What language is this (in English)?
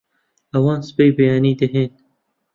Central Kurdish